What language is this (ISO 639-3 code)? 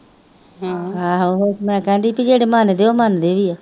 pan